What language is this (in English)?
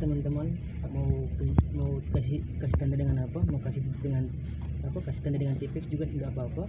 Indonesian